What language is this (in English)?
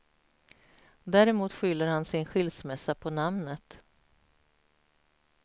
Swedish